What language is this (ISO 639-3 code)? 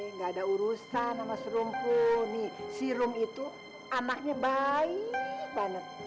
ind